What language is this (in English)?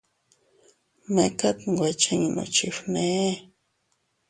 Teutila Cuicatec